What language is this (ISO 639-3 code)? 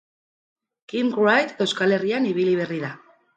eus